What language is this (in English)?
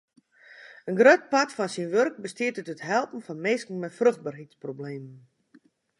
Western Frisian